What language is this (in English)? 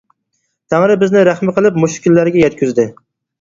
Uyghur